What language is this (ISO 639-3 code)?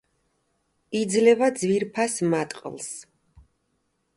kat